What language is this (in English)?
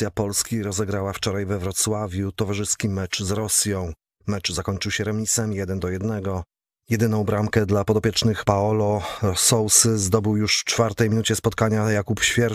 Polish